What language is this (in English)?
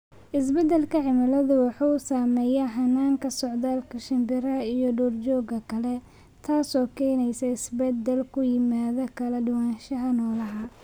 Somali